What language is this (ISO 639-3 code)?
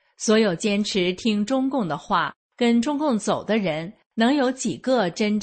zho